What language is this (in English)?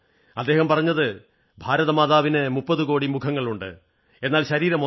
Malayalam